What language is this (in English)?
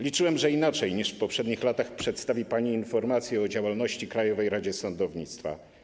Polish